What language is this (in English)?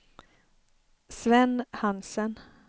Swedish